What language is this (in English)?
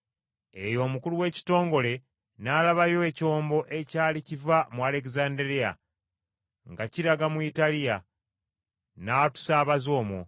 Ganda